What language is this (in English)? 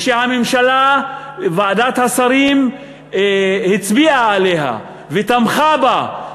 Hebrew